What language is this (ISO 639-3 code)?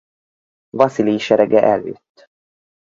hun